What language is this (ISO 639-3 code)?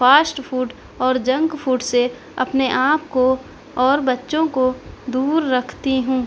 urd